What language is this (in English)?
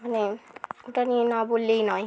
Bangla